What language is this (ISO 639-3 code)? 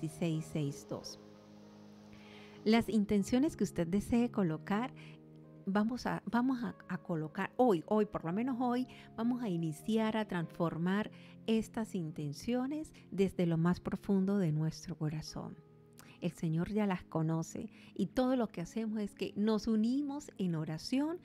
spa